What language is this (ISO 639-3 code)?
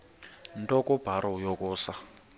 xho